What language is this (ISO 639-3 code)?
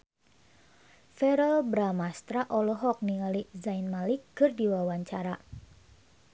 sun